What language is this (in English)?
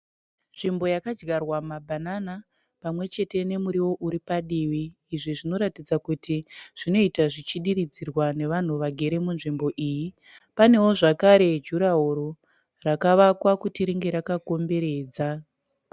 Shona